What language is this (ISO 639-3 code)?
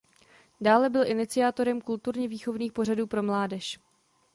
ces